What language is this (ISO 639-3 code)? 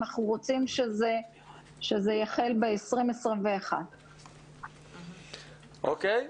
heb